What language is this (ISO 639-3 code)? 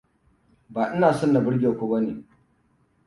hau